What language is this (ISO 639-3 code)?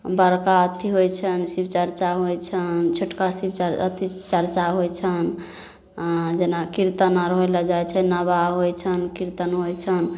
mai